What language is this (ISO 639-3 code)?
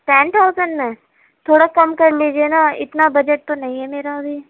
urd